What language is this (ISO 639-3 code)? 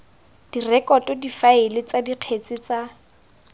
tsn